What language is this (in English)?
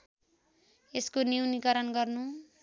Nepali